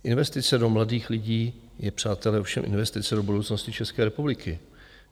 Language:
Czech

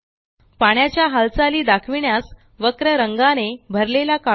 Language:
Marathi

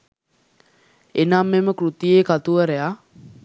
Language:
Sinhala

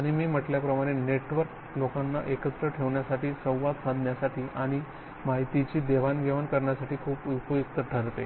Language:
Marathi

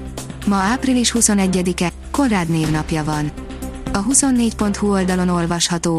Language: Hungarian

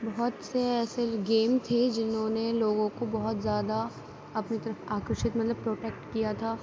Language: Urdu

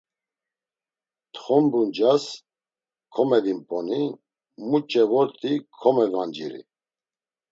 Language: Laz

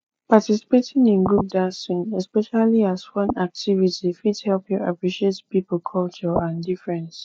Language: Nigerian Pidgin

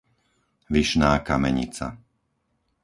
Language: Slovak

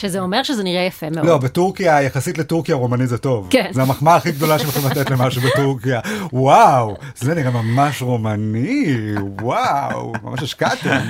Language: Hebrew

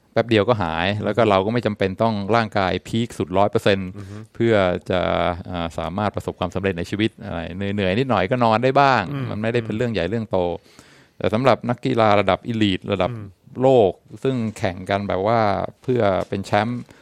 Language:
Thai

